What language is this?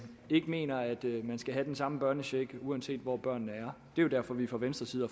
Danish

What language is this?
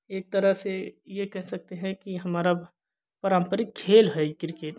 Hindi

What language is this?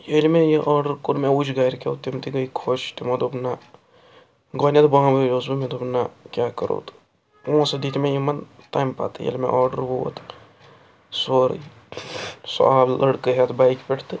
Kashmiri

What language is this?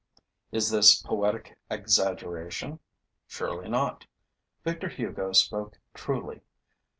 English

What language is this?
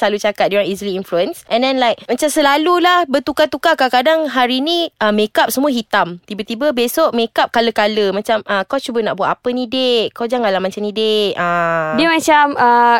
Malay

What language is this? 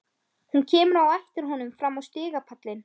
Icelandic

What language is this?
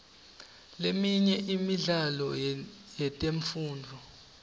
Swati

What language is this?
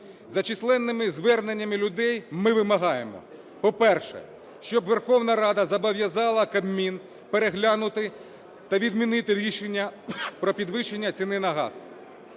Ukrainian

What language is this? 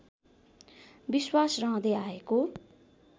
Nepali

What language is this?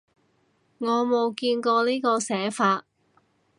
Cantonese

